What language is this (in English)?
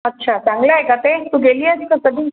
Marathi